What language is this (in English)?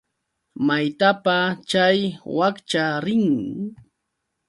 Yauyos Quechua